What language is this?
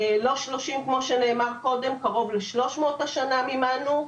Hebrew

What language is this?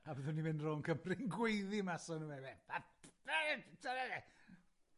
Welsh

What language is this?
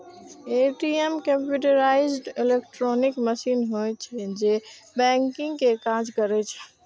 Maithili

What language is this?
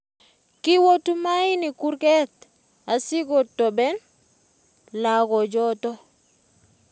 Kalenjin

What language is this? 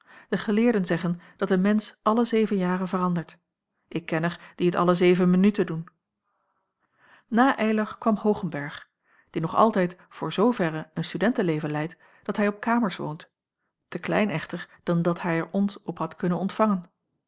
Dutch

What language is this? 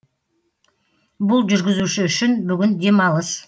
Kazakh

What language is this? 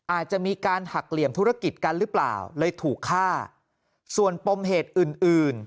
Thai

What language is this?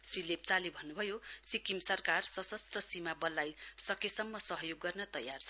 Nepali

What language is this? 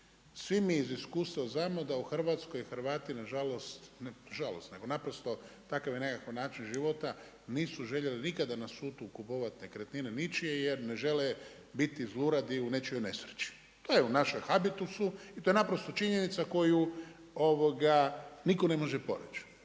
Croatian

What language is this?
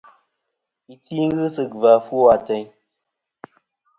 Kom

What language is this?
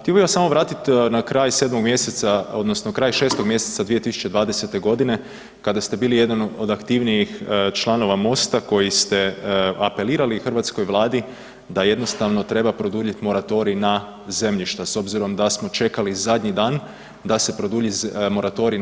Croatian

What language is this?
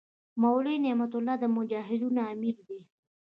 Pashto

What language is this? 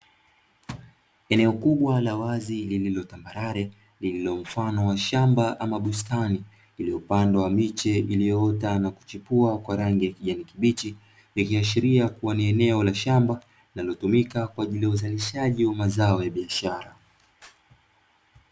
Swahili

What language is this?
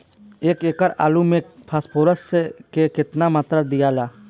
Bhojpuri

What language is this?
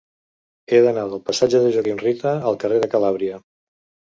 Catalan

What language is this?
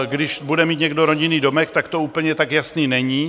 Czech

